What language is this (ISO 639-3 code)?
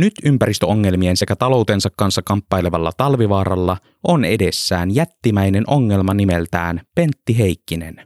fin